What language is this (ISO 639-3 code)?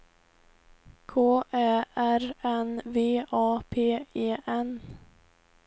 swe